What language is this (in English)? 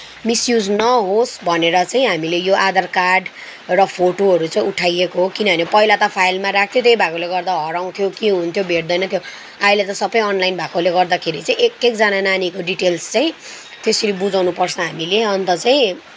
Nepali